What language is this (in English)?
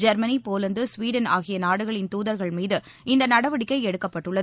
Tamil